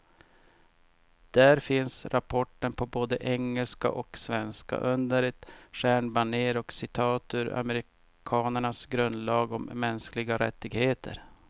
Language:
Swedish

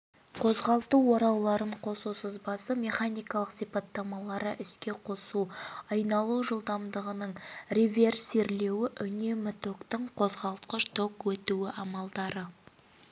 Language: Kazakh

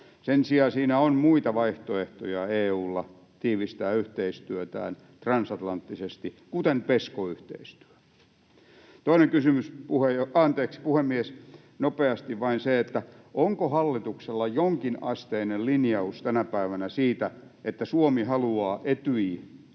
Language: Finnish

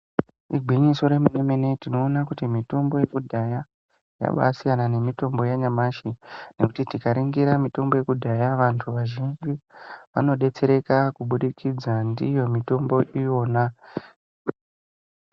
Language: Ndau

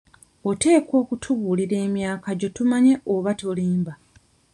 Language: Ganda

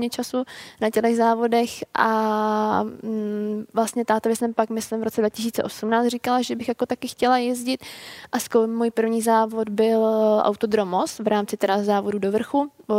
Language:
Czech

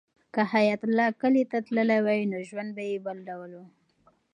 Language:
Pashto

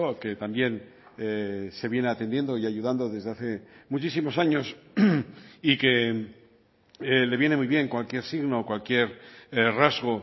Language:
Spanish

